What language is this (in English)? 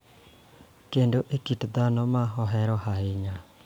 Luo (Kenya and Tanzania)